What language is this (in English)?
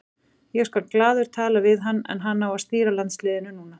Icelandic